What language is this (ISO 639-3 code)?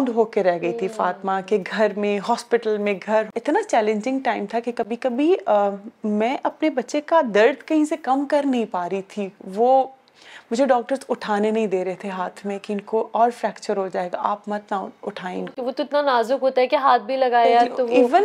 urd